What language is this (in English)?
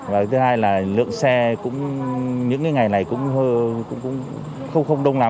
Vietnamese